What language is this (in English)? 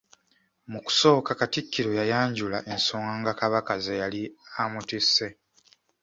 Ganda